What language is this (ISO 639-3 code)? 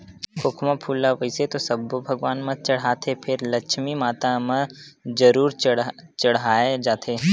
hne